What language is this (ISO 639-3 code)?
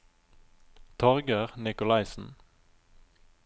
nor